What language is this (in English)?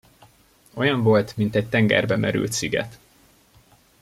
Hungarian